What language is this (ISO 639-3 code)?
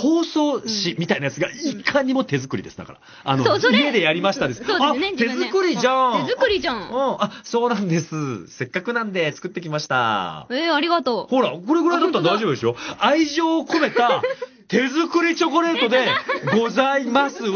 jpn